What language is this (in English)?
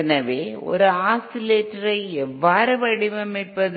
Tamil